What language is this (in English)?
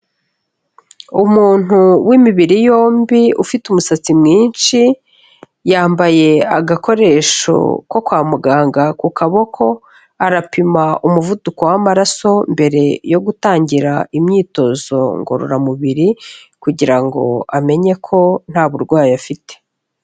Kinyarwanda